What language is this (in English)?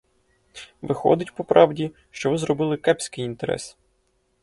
Ukrainian